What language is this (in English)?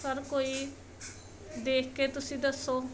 Punjabi